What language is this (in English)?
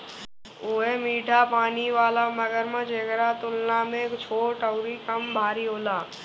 Bhojpuri